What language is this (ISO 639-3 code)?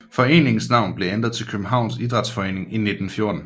dan